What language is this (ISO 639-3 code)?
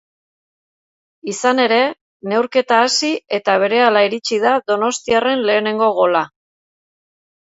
eus